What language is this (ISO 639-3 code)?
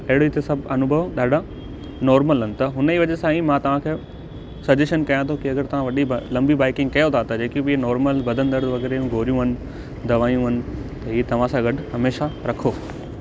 snd